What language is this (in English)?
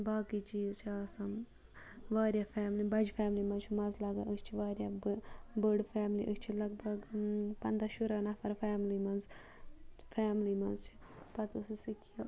Kashmiri